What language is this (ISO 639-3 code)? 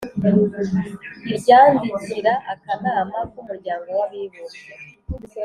kin